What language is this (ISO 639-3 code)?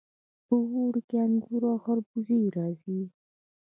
pus